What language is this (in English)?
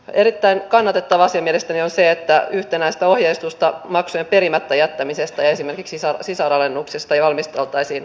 Finnish